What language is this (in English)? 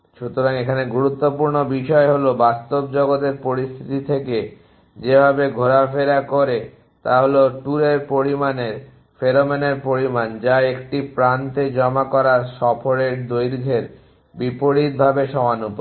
Bangla